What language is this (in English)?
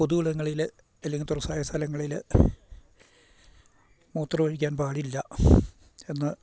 Malayalam